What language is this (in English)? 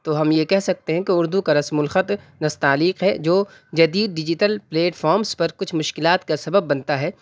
Urdu